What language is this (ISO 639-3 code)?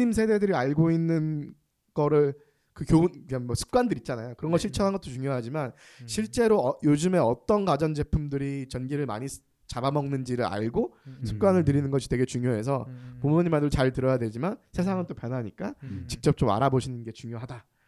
kor